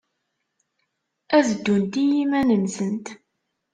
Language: Kabyle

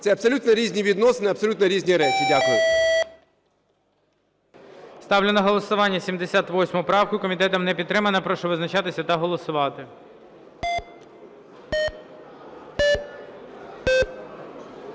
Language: Ukrainian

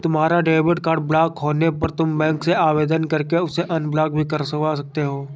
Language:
Hindi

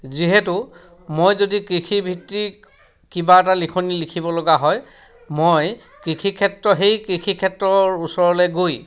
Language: Assamese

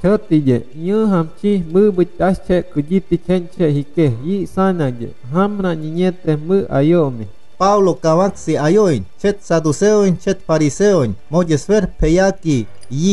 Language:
Romanian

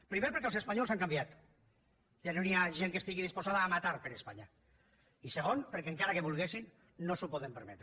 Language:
Catalan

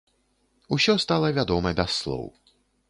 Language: Belarusian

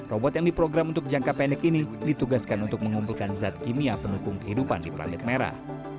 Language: Indonesian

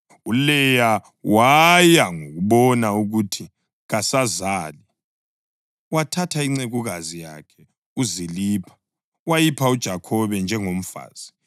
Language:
North Ndebele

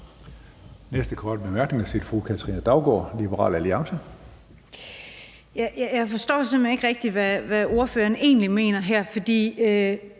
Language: Danish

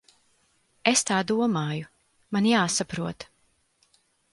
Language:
Latvian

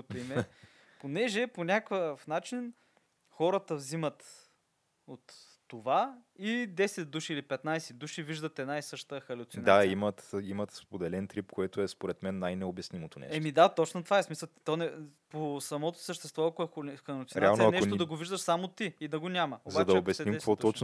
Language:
Bulgarian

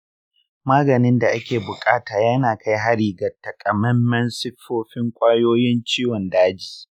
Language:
Hausa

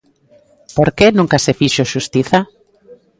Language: Galician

